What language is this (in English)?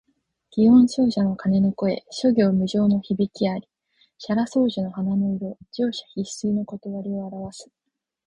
Japanese